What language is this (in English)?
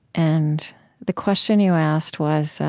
English